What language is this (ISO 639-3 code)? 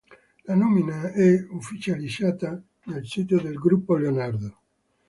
ita